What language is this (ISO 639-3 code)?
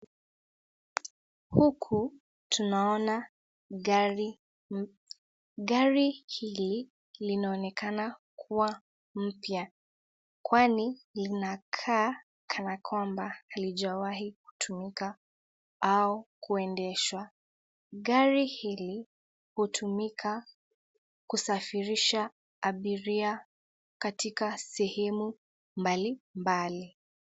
swa